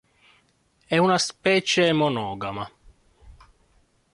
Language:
Italian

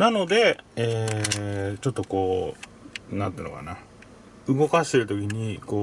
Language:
Japanese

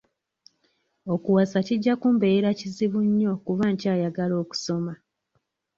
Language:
Ganda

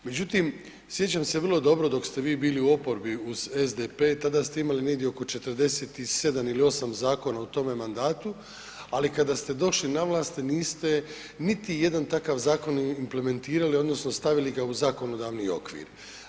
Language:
Croatian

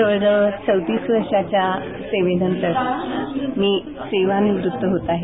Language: Marathi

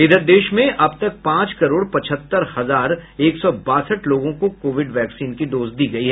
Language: Hindi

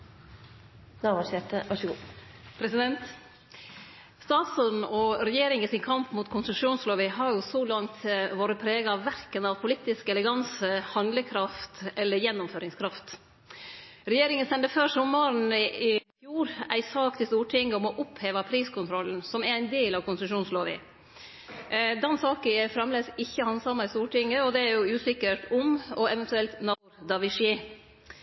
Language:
Norwegian Nynorsk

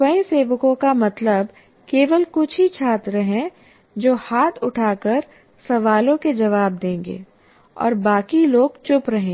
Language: Hindi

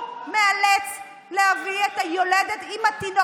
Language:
Hebrew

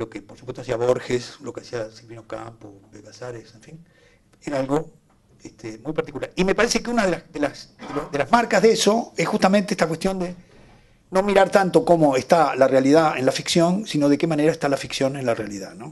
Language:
Spanish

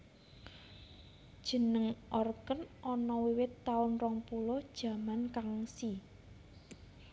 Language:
Javanese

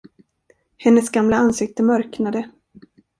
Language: Swedish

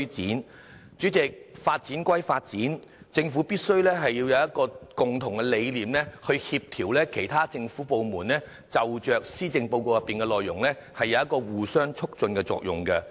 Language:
Cantonese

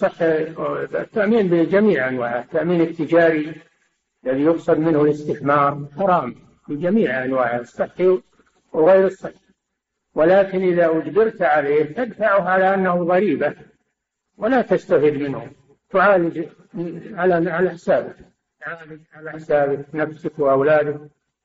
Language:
Arabic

